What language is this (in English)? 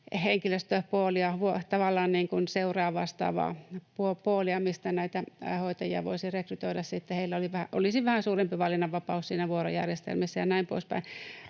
Finnish